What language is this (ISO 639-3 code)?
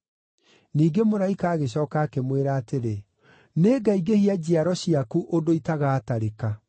kik